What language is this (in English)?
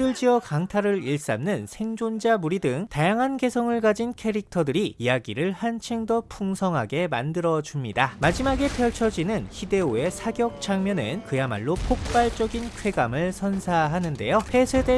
Korean